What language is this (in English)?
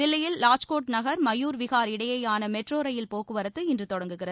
Tamil